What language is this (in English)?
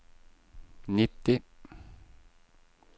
Norwegian